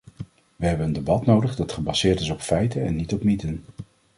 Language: Dutch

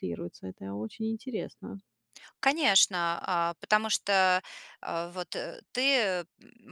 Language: Russian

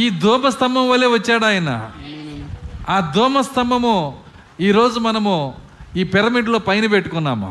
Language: Telugu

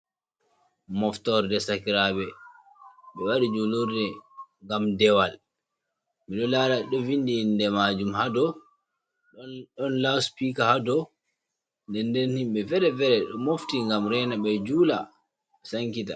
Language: Fula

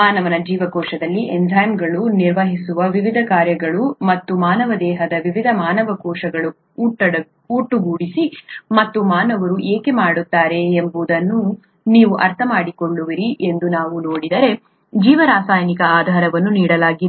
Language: Kannada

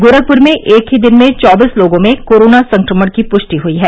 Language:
Hindi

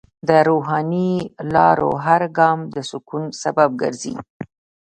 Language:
Pashto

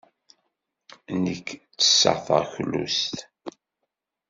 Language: Kabyle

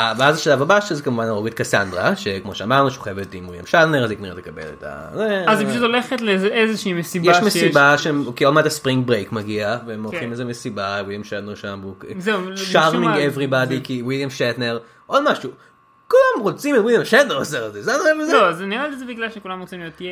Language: Hebrew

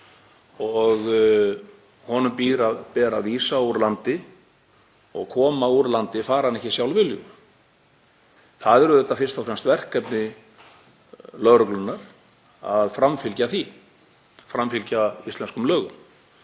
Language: Icelandic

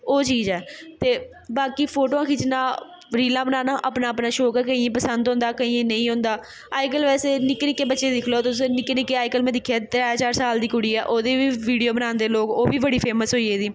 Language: Dogri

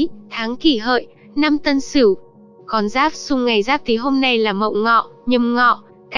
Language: Vietnamese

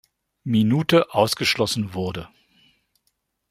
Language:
German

